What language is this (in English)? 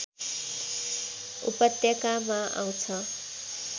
Nepali